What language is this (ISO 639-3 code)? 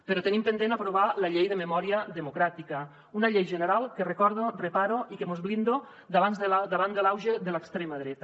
cat